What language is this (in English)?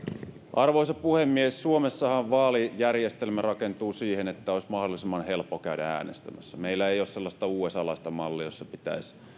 Finnish